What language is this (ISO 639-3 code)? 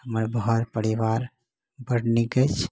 mai